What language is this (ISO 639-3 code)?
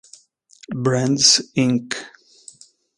ita